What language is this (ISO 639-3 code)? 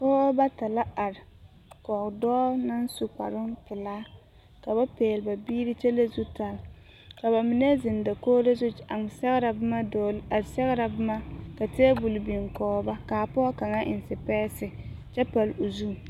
dga